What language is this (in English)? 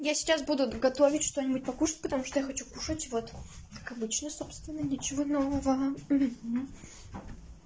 Russian